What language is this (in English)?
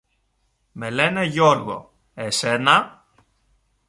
Greek